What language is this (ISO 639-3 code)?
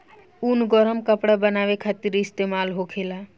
bho